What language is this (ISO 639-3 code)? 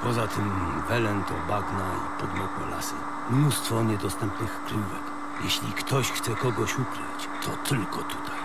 pol